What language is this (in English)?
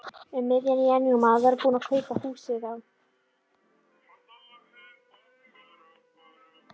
Icelandic